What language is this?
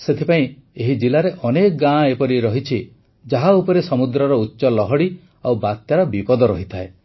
Odia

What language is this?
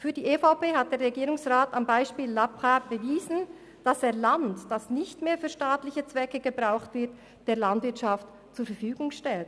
Swiss German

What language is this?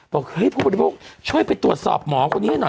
Thai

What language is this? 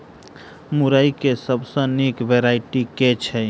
Maithili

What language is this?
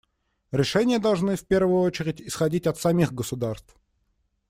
Russian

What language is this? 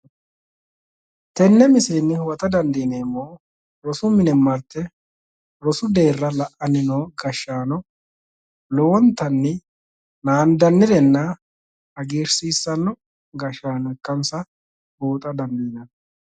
Sidamo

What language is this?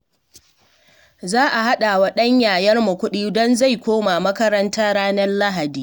Hausa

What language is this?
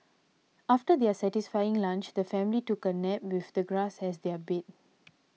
English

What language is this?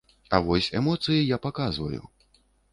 Belarusian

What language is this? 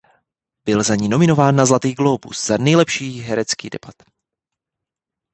Czech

